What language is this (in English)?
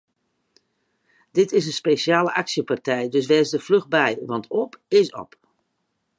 Western Frisian